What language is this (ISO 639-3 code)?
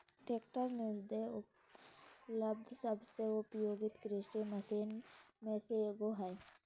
mag